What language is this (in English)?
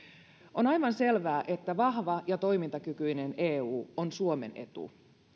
Finnish